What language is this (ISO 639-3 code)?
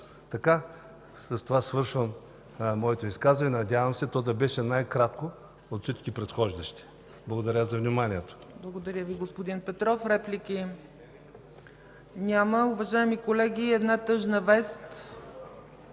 bul